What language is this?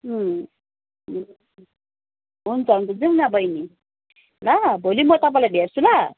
Nepali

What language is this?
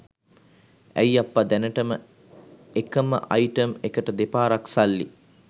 Sinhala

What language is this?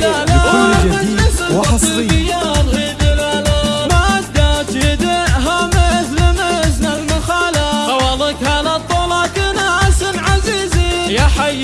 Arabic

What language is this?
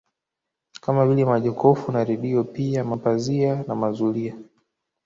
Swahili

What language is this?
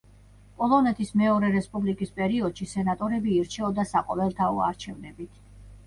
Georgian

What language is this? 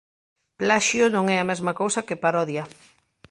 Galician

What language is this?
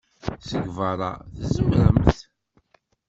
Kabyle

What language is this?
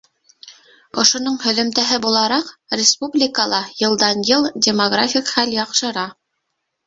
Bashkir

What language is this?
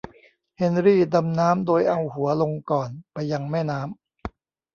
Thai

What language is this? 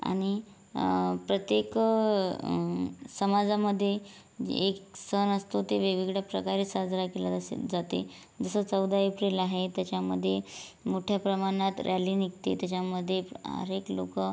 Marathi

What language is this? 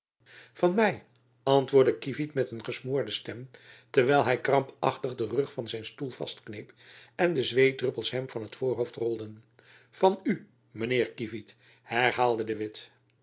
Dutch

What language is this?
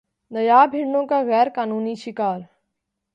Urdu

